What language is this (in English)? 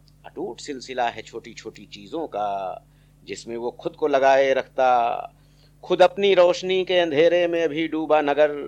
Hindi